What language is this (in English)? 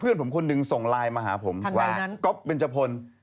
Thai